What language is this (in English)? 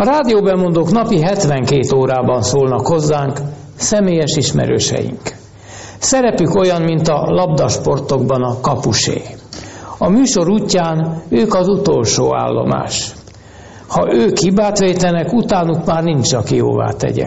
Hungarian